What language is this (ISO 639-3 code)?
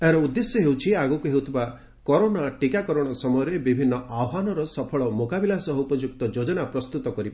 ori